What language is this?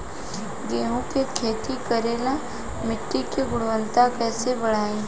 Bhojpuri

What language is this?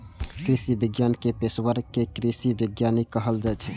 Maithili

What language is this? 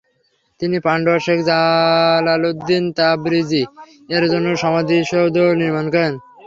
Bangla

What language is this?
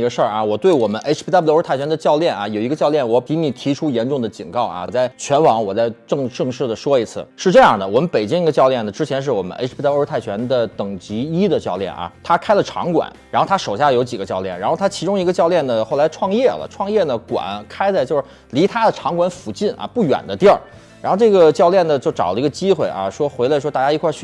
Chinese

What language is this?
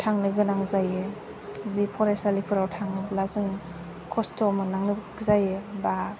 Bodo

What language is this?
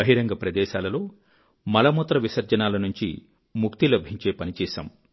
Telugu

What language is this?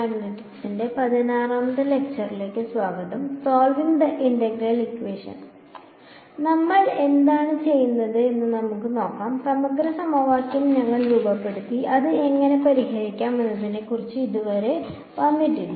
Malayalam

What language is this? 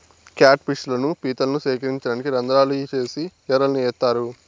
Telugu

